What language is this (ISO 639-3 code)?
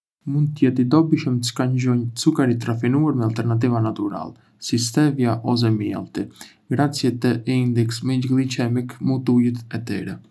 aae